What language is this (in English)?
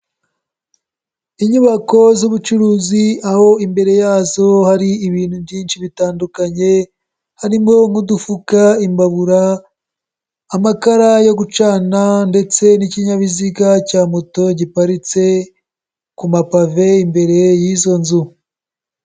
Kinyarwanda